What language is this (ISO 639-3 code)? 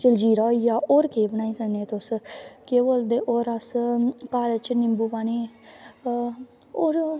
doi